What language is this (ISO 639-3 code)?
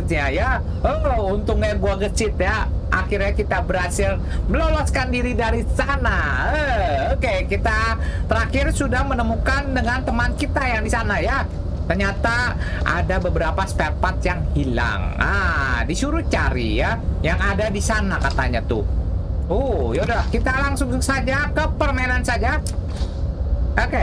ind